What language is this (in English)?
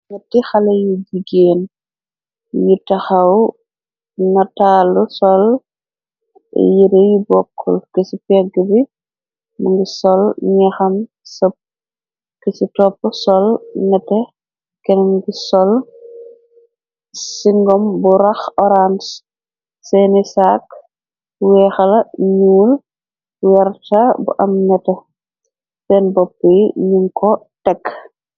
Wolof